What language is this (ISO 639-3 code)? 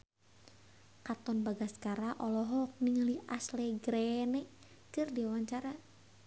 sun